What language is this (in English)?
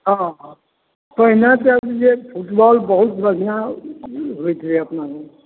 Maithili